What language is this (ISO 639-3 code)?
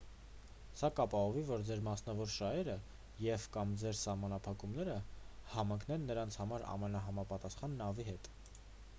hye